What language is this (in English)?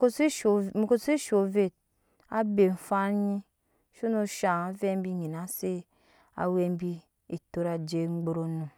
Nyankpa